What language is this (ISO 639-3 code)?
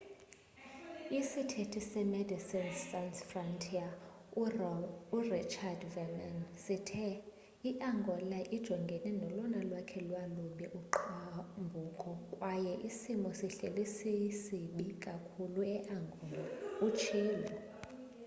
xho